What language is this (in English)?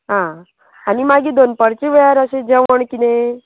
Konkani